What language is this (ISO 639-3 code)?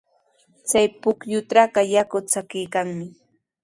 qws